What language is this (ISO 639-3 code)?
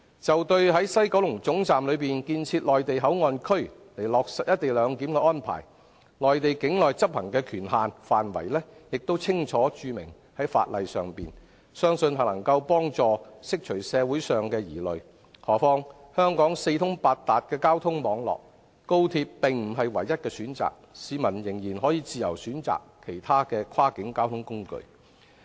yue